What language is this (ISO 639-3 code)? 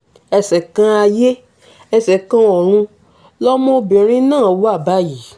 yor